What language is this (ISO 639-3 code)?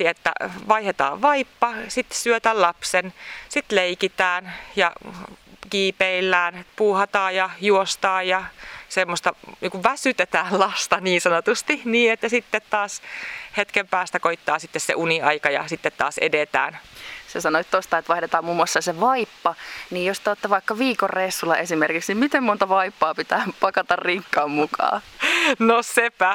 fin